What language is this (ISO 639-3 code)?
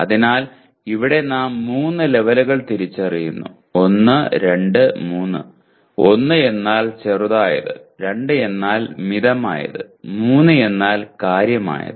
mal